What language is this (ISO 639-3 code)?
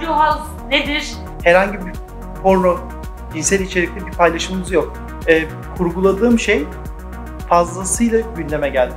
tur